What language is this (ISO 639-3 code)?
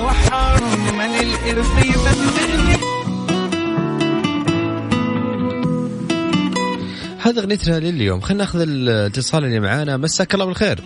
ara